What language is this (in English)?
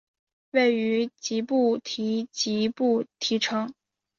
Chinese